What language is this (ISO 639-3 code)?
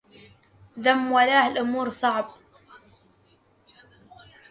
ara